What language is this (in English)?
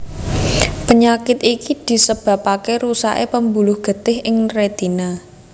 Javanese